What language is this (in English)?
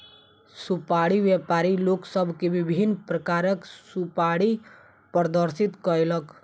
Maithili